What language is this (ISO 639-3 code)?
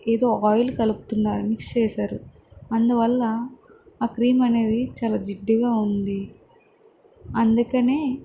tel